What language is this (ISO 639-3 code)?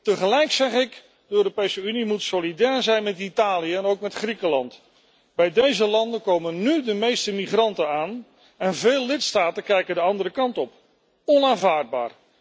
nld